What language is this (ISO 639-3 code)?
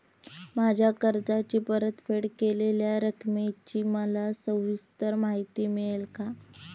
mar